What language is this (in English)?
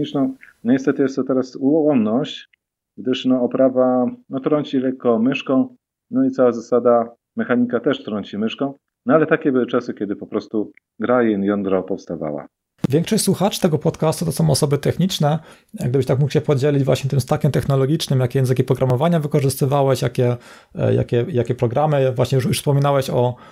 Polish